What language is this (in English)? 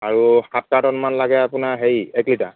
Assamese